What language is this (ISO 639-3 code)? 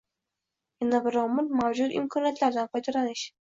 uzb